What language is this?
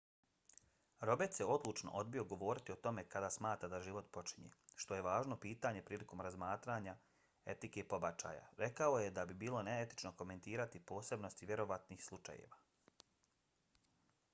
Bosnian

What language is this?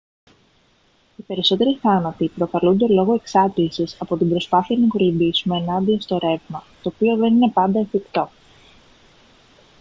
Greek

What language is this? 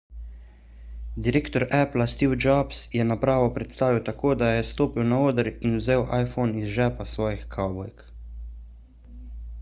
Slovenian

